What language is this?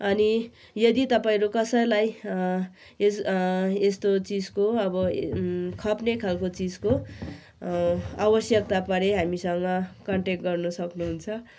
Nepali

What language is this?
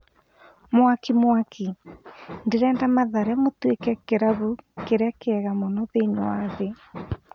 Kikuyu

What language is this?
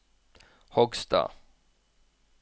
Norwegian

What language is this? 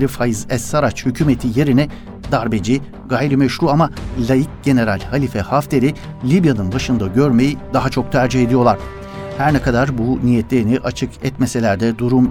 Turkish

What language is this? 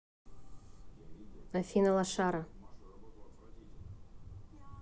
Russian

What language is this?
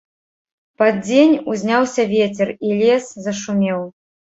Belarusian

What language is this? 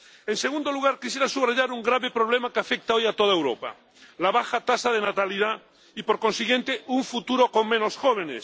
Spanish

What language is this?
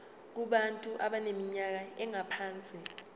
Zulu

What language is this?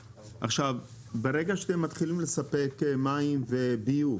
Hebrew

